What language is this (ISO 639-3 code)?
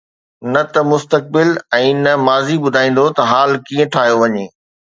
snd